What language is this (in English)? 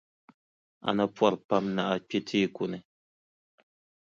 Dagbani